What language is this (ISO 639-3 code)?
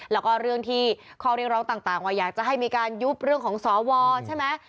tha